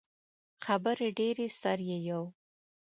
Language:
Pashto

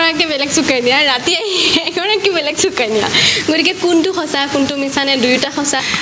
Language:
Assamese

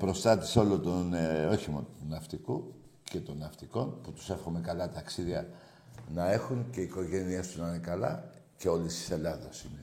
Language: Greek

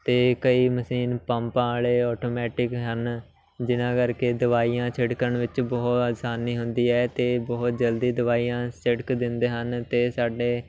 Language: Punjabi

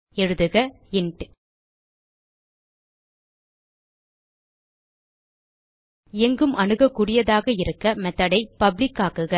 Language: Tamil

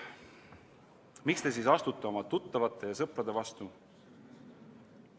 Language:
Estonian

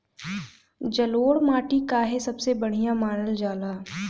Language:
Bhojpuri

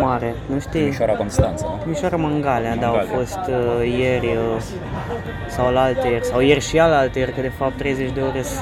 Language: Romanian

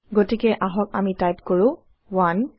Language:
Assamese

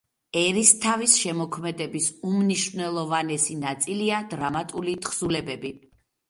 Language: Georgian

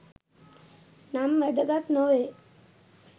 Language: Sinhala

